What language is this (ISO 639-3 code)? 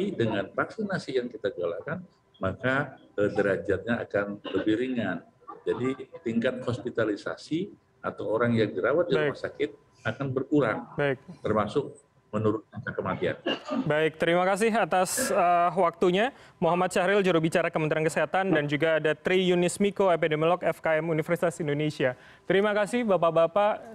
ind